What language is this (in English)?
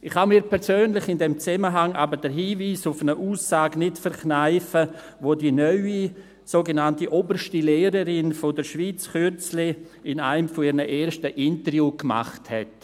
Swiss German